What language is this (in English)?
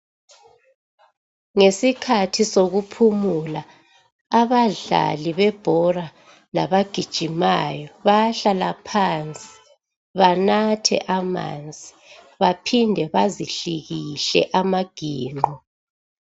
North Ndebele